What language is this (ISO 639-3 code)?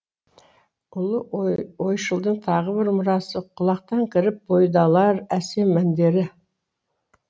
kaz